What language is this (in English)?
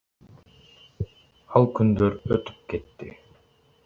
Kyrgyz